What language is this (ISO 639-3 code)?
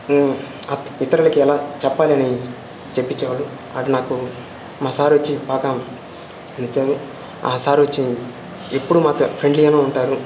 tel